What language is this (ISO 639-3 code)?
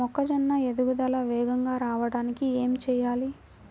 tel